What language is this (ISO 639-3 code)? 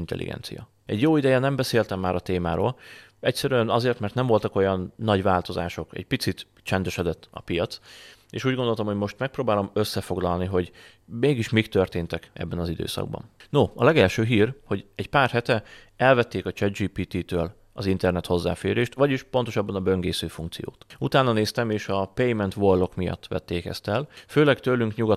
hun